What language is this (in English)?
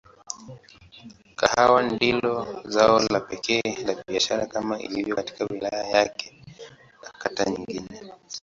Swahili